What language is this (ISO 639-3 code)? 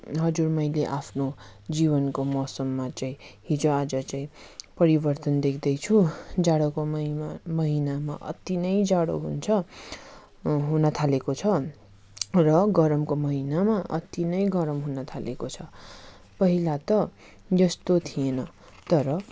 nep